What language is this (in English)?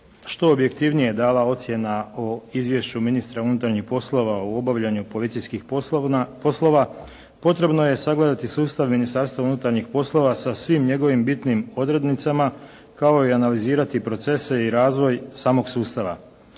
Croatian